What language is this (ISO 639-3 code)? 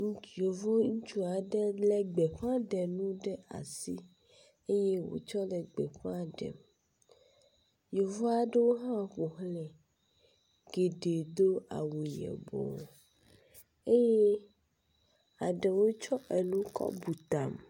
ewe